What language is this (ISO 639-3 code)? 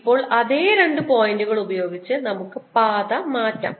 mal